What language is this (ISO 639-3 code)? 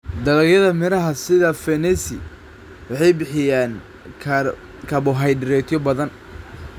som